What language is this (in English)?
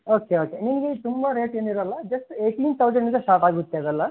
Kannada